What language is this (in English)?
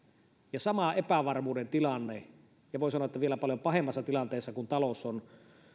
Finnish